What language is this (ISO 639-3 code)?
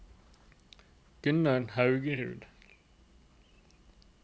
nor